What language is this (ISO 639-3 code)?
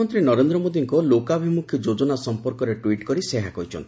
ori